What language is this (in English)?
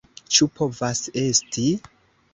Esperanto